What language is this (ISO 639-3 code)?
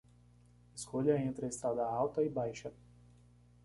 por